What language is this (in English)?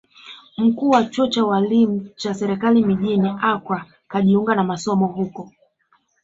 Swahili